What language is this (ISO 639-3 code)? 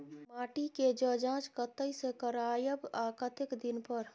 mai